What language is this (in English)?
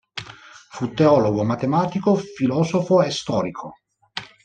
Italian